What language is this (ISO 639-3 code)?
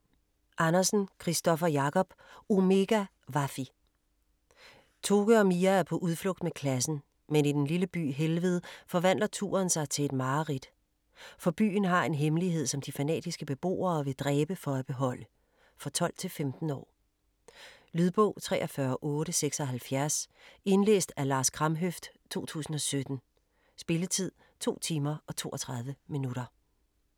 dan